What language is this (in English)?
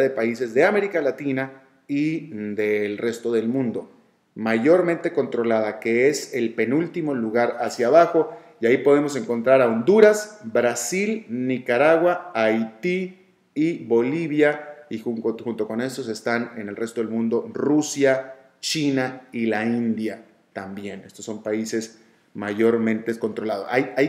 Spanish